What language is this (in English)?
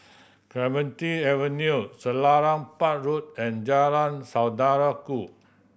English